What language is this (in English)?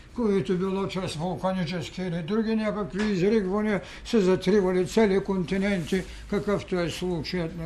Bulgarian